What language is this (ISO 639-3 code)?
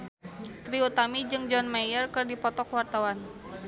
sun